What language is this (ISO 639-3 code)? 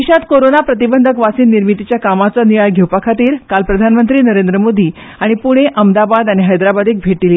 kok